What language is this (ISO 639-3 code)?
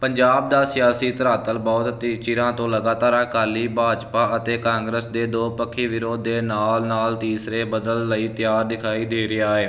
pan